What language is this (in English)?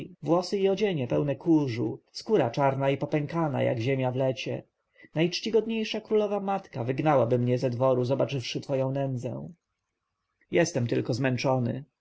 Polish